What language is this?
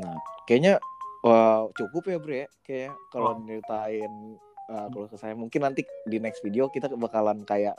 Indonesian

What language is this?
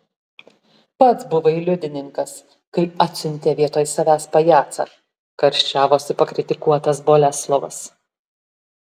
Lithuanian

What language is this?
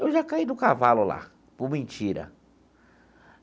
Portuguese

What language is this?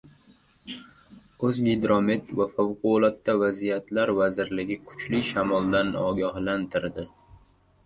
Uzbek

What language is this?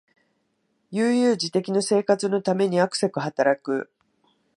Japanese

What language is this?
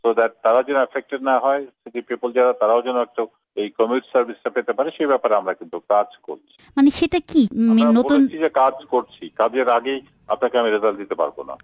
Bangla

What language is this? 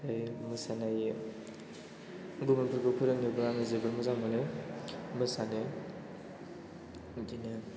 Bodo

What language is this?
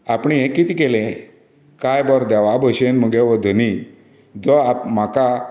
Konkani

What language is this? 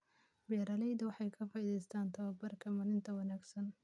Somali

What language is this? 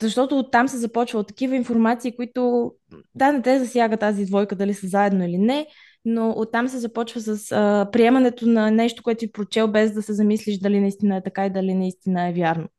Bulgarian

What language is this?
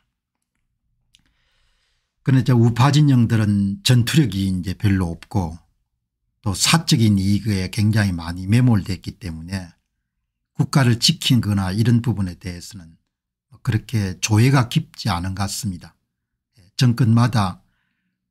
Korean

